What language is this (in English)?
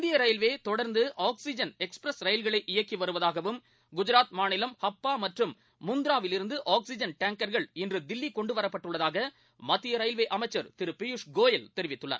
Tamil